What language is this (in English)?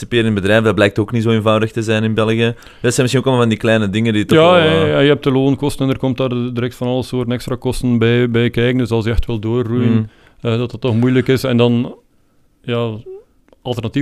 Dutch